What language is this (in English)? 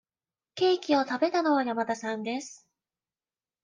Japanese